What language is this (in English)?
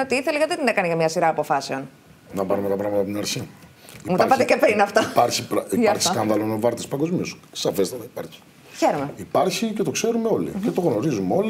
Greek